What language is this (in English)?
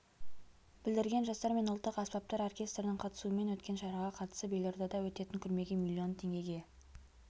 Kazakh